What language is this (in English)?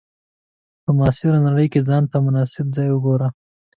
Pashto